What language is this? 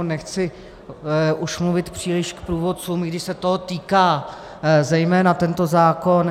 Czech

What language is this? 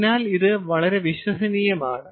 Malayalam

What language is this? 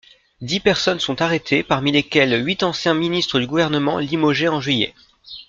French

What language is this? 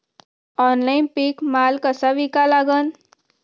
Marathi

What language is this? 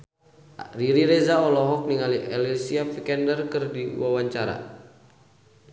Sundanese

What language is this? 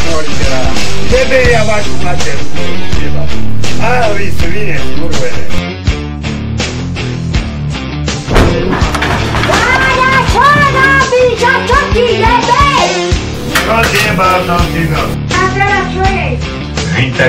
Slovak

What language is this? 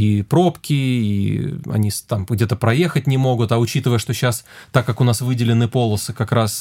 Russian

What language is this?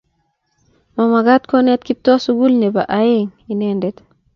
Kalenjin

